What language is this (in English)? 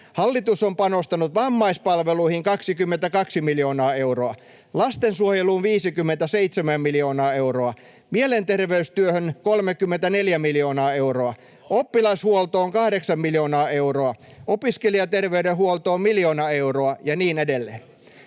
Finnish